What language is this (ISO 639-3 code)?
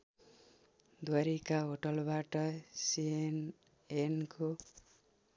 nep